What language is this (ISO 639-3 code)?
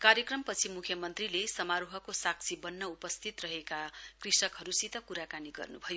nep